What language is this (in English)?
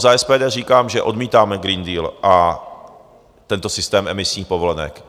Czech